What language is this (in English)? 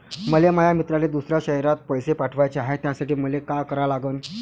Marathi